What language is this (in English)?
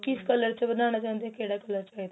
Punjabi